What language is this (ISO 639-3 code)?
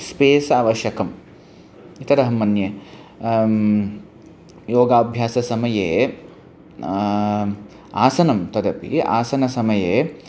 san